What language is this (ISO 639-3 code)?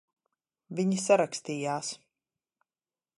lav